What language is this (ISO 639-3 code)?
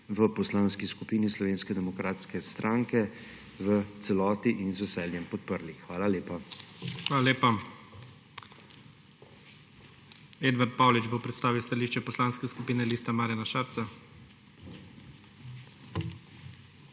slv